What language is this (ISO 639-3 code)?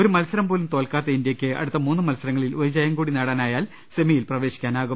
mal